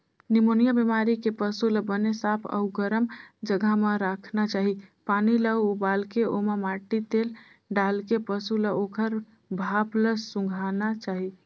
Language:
Chhattisgarhi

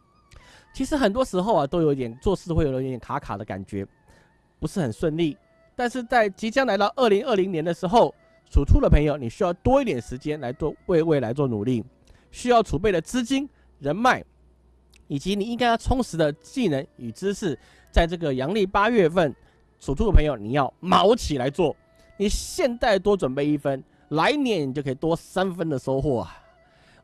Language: Chinese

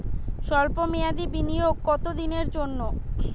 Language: Bangla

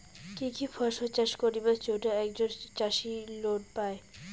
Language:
Bangla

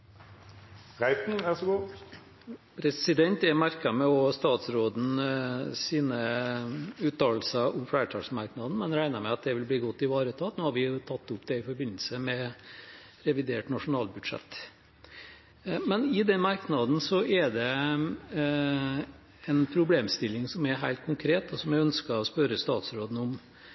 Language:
Norwegian Bokmål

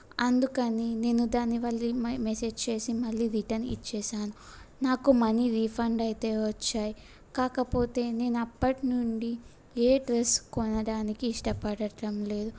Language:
Telugu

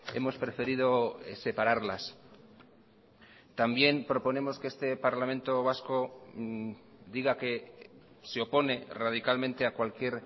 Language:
Spanish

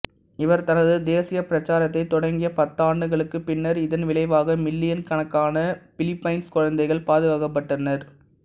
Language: Tamil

